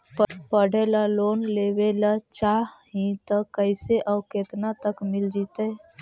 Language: Magahi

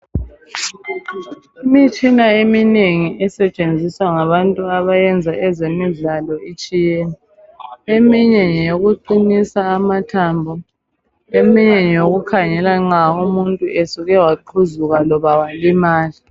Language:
North Ndebele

